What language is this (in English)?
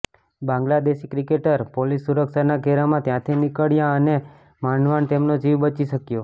Gujarati